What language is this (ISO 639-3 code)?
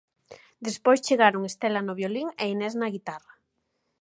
glg